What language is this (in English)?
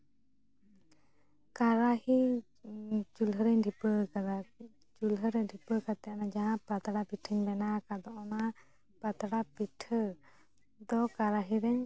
Santali